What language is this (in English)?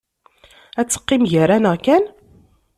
Kabyle